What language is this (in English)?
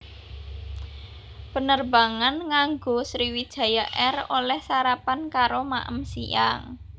Javanese